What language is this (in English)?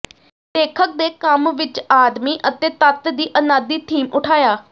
Punjabi